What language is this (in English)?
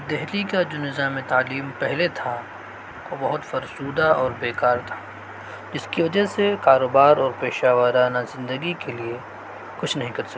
Urdu